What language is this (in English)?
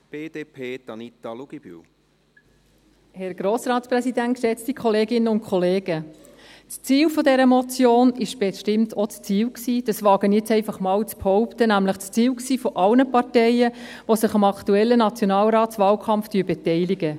Swiss German